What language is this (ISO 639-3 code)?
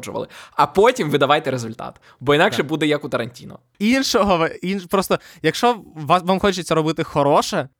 ukr